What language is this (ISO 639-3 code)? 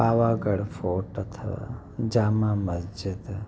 snd